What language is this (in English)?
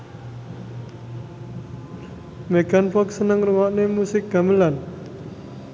Javanese